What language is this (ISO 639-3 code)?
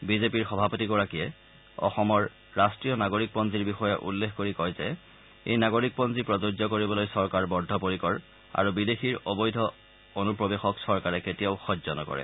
asm